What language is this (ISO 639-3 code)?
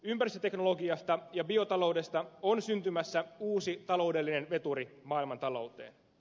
fin